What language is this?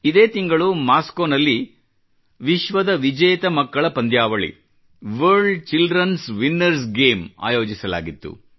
Kannada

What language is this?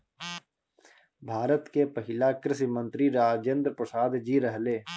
Bhojpuri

